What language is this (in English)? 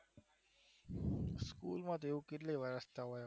Gujarati